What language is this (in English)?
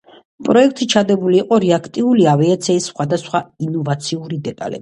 Georgian